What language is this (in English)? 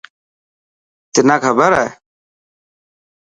Dhatki